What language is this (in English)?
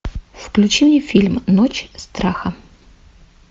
Russian